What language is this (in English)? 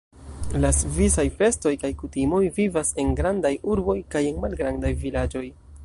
Esperanto